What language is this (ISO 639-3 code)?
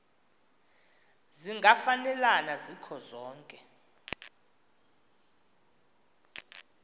xho